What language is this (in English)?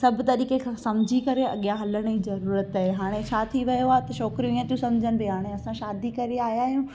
Sindhi